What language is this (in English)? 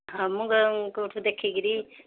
Odia